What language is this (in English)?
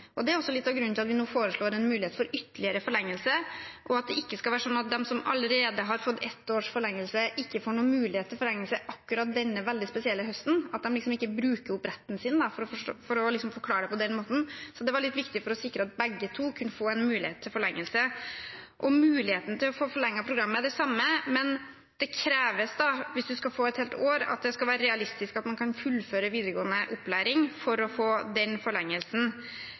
Norwegian Bokmål